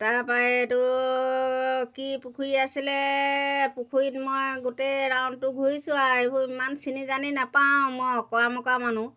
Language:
Assamese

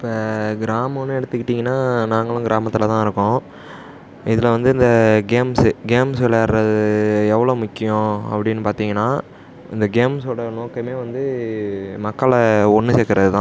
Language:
Tamil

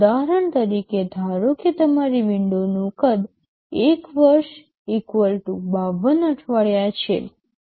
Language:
Gujarati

